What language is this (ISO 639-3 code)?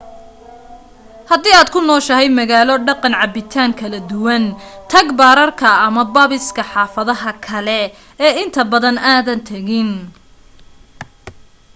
som